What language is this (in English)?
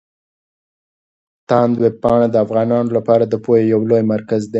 Pashto